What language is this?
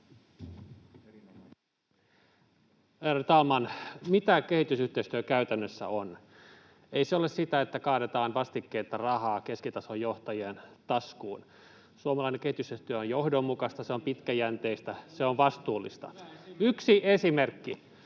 Finnish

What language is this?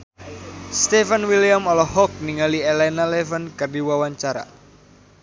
Sundanese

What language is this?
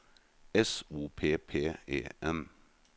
Norwegian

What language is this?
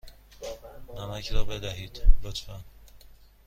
Persian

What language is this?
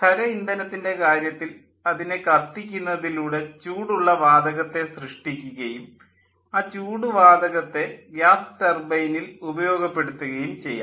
Malayalam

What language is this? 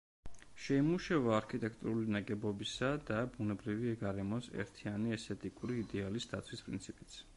Georgian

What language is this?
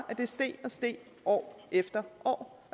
Danish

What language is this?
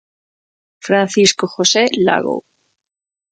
Galician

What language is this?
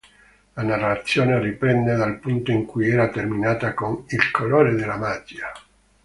Italian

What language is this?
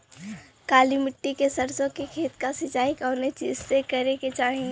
Bhojpuri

